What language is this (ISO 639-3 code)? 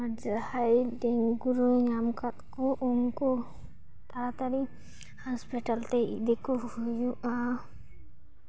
sat